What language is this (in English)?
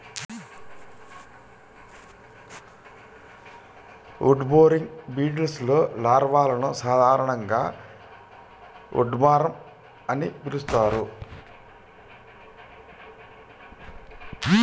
Telugu